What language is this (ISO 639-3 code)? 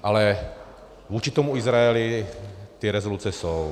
ces